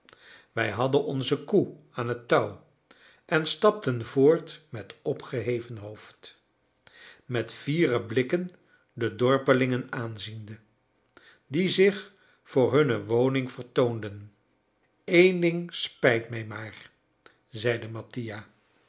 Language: Dutch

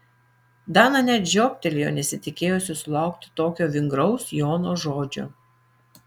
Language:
Lithuanian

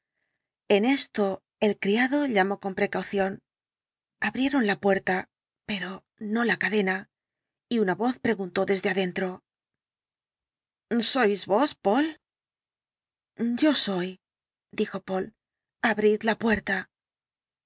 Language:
Spanish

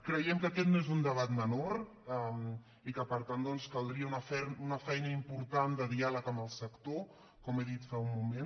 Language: Catalan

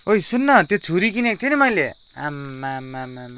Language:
Nepali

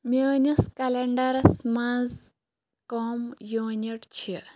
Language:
Kashmiri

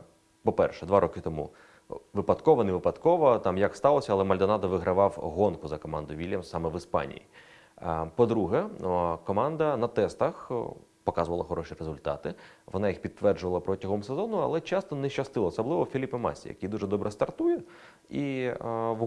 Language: Ukrainian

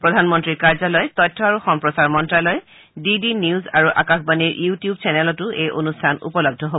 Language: Assamese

